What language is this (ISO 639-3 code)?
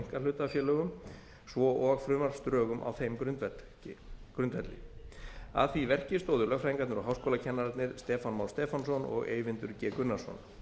isl